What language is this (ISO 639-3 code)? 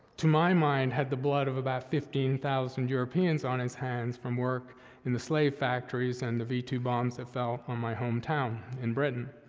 eng